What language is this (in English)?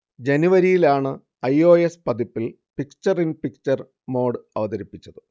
Malayalam